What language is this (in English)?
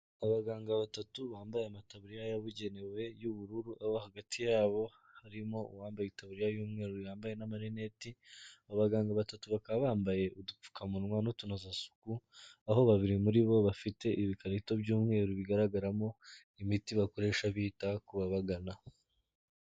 Kinyarwanda